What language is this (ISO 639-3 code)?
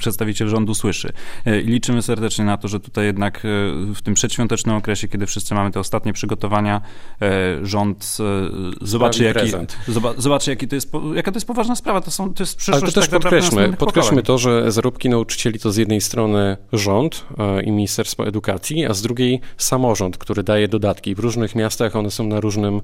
pol